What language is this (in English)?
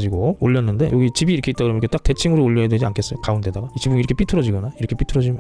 Korean